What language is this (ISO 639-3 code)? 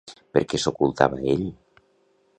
cat